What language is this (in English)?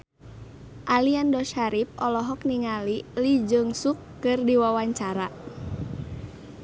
Sundanese